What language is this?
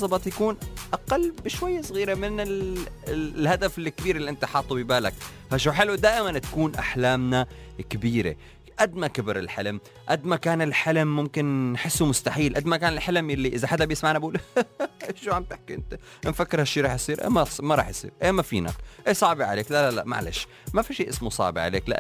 Arabic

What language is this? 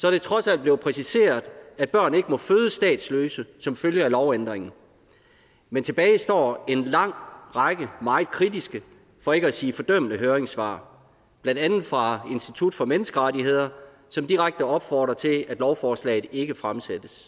Danish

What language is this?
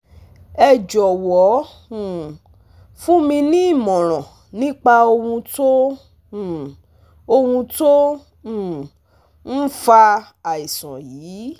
Yoruba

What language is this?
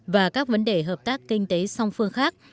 Vietnamese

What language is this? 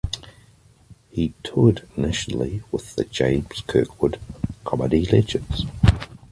English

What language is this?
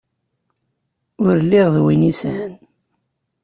Kabyle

